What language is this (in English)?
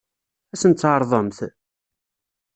Kabyle